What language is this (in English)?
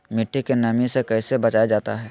Magahi